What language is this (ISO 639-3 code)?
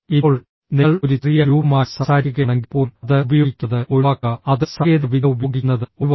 mal